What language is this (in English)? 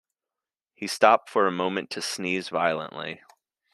English